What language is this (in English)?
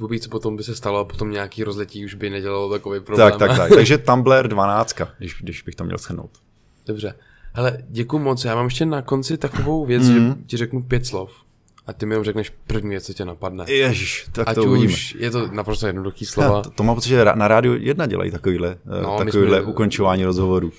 Czech